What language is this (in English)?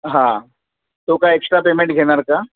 Marathi